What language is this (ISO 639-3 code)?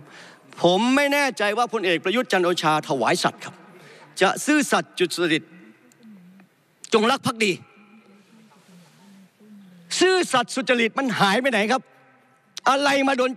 tha